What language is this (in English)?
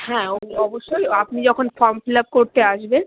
Bangla